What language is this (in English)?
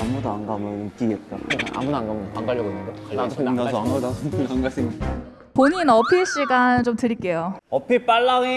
Korean